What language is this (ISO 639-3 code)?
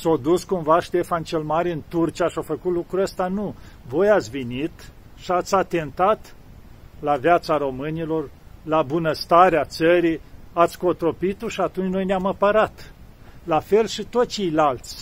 ron